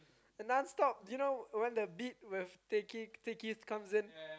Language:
English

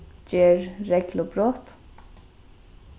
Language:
Faroese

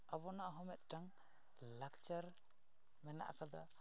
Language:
Santali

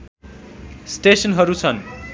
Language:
Nepali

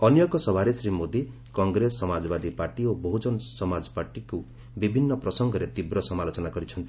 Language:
Odia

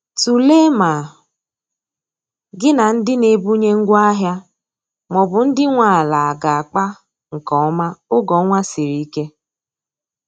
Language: Igbo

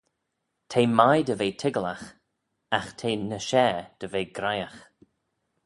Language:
Manx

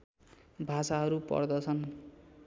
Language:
Nepali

